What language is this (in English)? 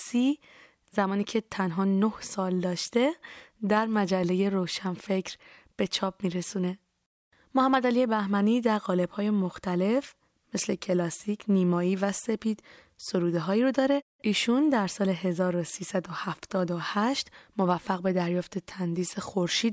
Persian